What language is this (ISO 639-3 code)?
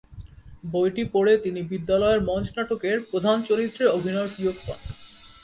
ben